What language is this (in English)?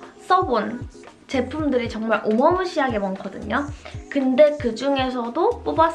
Korean